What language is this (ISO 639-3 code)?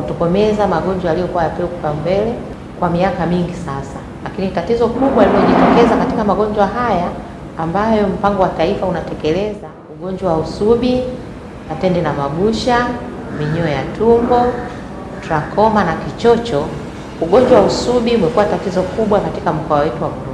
swa